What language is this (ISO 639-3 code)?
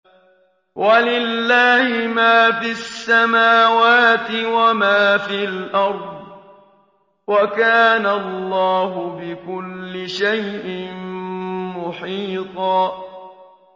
ara